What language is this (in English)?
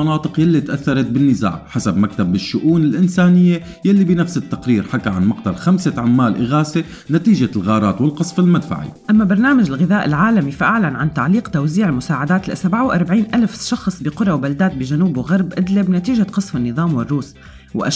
Arabic